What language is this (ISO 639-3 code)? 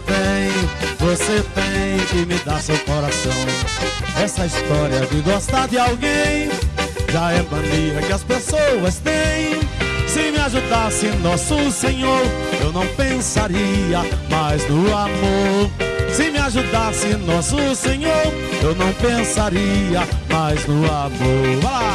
por